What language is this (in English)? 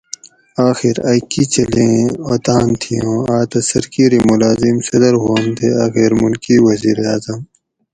Gawri